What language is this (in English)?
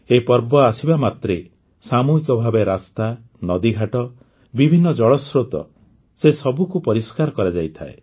Odia